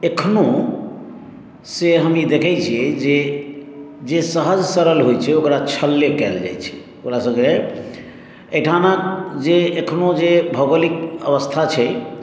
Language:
Maithili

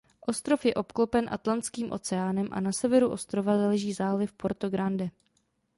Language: Czech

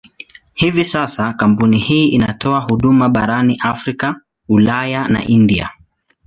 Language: Swahili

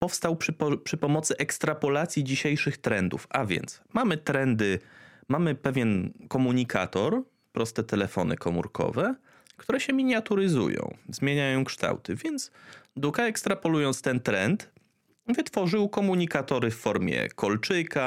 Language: Polish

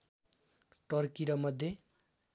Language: Nepali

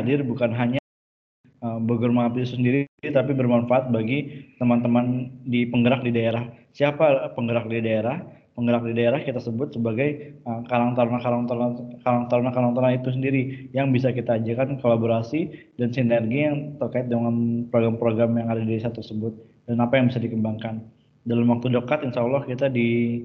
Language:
Indonesian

